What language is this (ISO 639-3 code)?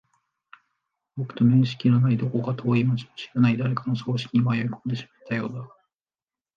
jpn